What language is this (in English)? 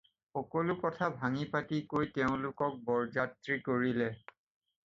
Assamese